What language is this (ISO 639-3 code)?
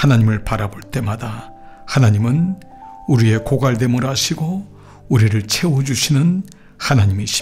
kor